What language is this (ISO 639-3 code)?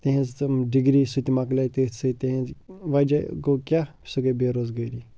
kas